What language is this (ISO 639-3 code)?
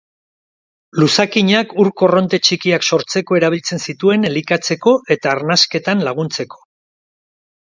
eus